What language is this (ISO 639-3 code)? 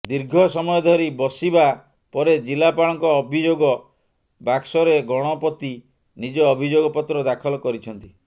ori